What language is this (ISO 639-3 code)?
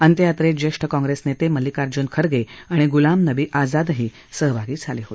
mar